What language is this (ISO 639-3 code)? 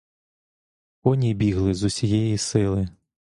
ukr